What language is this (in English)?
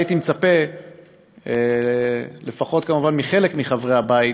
Hebrew